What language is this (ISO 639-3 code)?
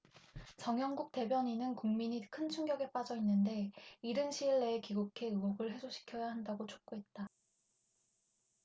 kor